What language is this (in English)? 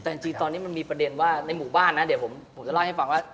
Thai